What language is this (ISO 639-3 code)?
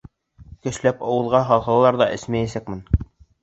bak